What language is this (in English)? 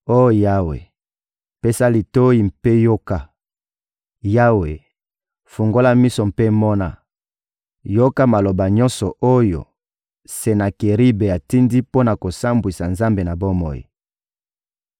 Lingala